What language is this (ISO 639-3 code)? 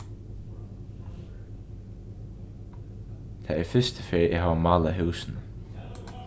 fao